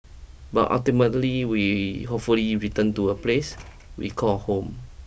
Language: English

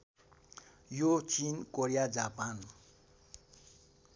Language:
Nepali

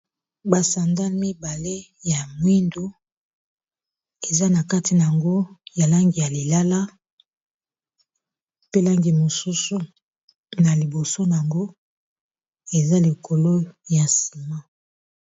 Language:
Lingala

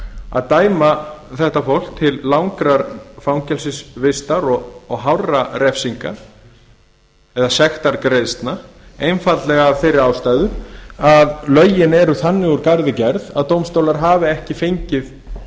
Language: Icelandic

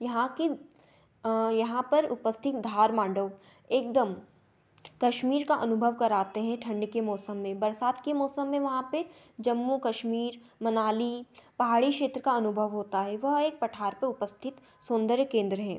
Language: Hindi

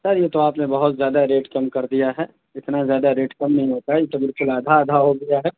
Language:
Urdu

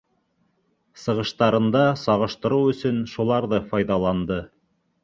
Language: Bashkir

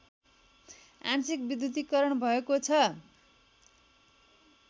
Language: Nepali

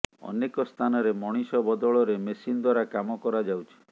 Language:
Odia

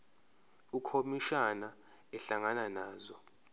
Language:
Zulu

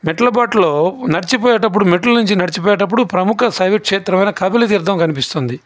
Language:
Telugu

